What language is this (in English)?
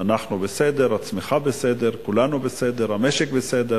Hebrew